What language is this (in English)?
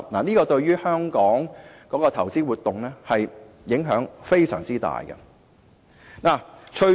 Cantonese